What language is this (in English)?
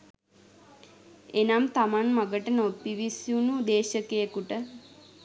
Sinhala